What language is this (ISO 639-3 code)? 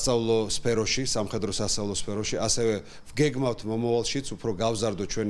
fra